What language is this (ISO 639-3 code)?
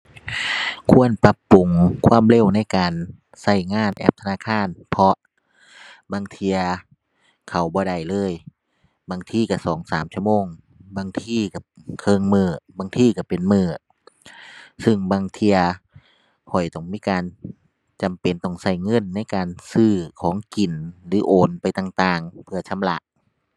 tha